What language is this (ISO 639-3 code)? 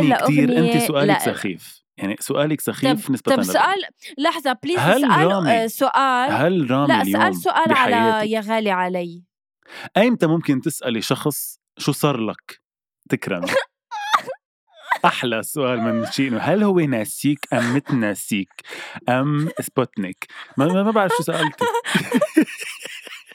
ara